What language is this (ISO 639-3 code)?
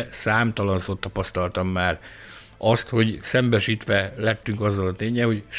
hun